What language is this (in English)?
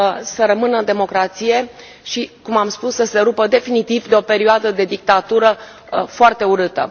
Romanian